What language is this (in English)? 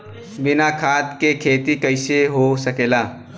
Bhojpuri